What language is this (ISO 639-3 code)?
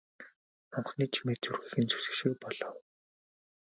mon